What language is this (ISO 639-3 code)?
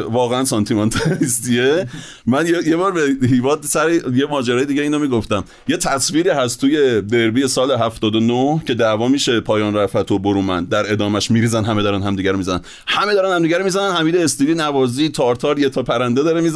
fas